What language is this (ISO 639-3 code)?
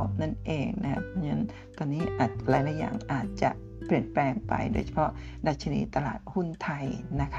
tha